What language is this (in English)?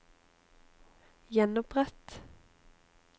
Norwegian